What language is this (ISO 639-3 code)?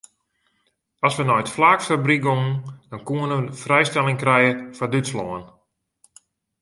fry